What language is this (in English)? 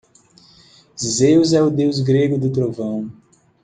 Portuguese